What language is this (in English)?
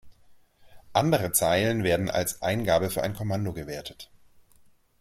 German